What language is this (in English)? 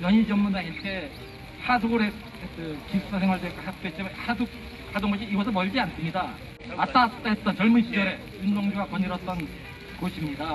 Korean